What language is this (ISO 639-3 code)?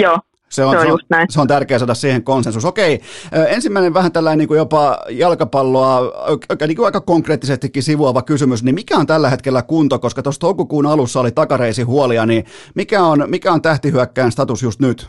fin